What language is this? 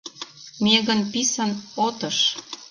Mari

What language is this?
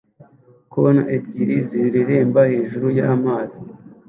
Kinyarwanda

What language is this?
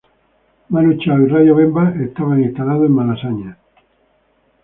Spanish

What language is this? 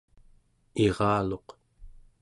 Central Yupik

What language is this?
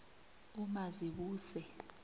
South Ndebele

